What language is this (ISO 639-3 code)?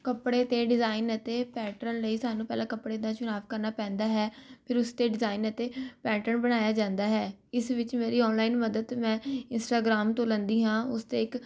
pan